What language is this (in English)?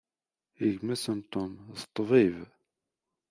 Kabyle